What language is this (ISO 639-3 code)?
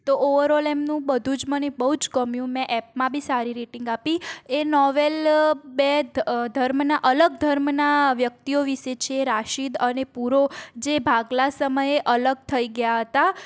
guj